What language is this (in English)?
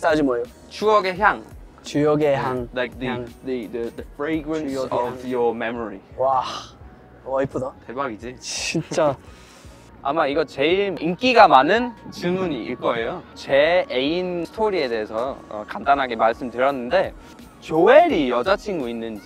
Korean